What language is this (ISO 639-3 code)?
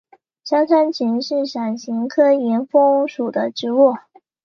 zho